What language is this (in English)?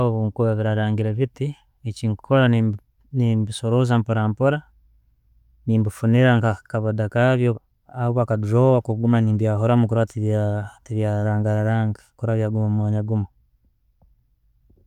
Tooro